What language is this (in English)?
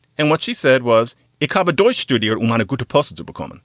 English